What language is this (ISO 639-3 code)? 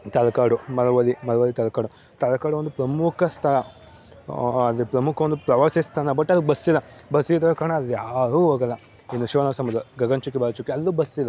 kan